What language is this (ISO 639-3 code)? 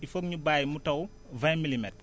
wol